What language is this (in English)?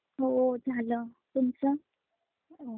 Marathi